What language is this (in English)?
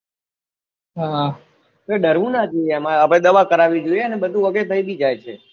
Gujarati